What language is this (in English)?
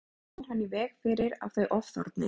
Icelandic